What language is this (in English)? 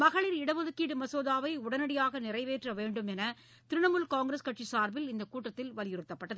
Tamil